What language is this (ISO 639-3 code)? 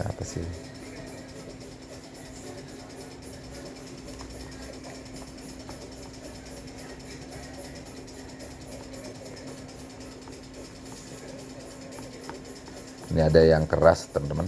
ind